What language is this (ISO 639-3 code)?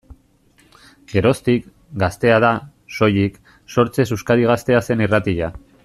eus